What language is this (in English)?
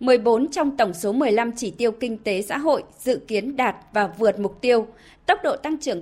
Vietnamese